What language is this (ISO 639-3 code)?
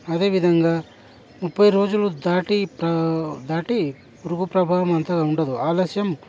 tel